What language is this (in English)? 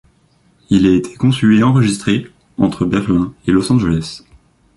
French